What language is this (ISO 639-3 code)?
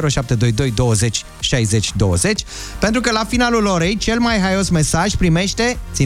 ron